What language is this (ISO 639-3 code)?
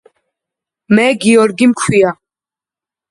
kat